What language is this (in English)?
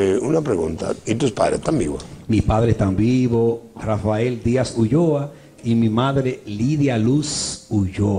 Spanish